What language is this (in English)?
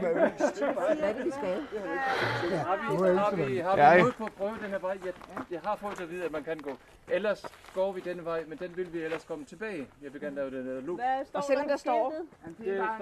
Danish